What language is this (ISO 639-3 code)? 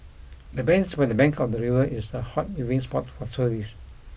eng